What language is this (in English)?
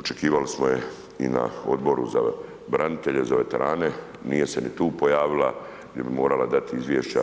Croatian